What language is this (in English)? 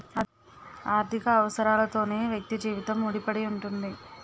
Telugu